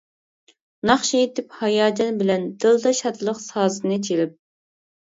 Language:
Uyghur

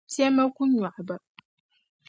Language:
Dagbani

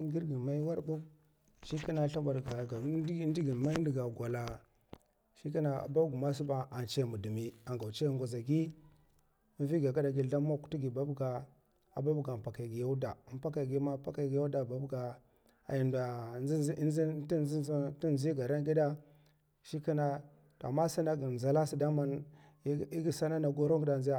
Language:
Mafa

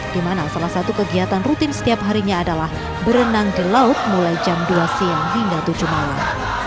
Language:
Indonesian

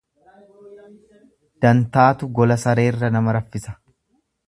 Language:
Oromo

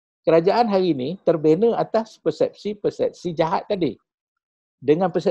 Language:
Malay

